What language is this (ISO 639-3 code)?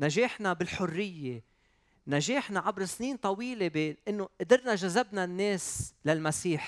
ara